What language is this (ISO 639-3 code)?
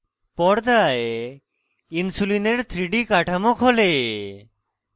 ben